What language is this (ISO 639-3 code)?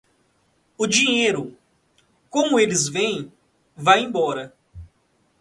por